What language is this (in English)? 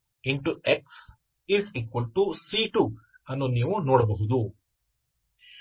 Kannada